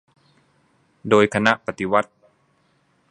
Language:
Thai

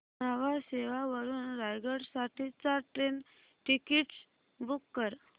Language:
Marathi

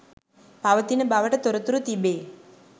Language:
Sinhala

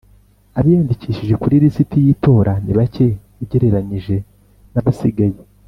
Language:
Kinyarwanda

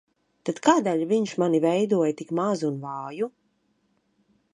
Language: Latvian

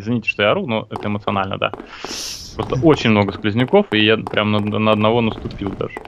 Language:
Russian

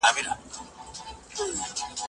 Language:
Pashto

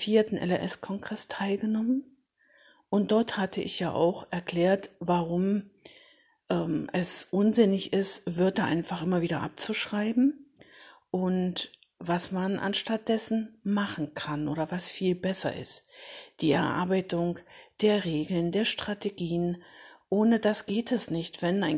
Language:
German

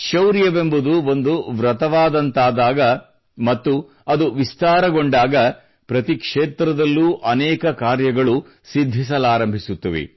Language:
Kannada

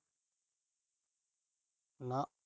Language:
Punjabi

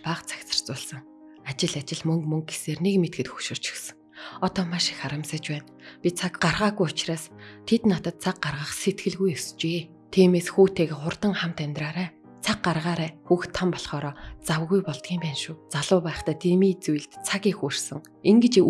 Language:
Turkish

